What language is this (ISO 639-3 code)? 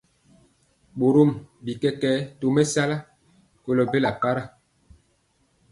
mcx